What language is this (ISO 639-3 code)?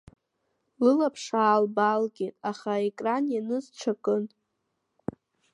abk